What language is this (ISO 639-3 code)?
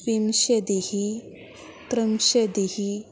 san